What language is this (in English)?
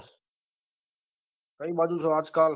Gujarati